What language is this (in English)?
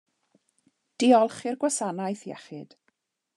Welsh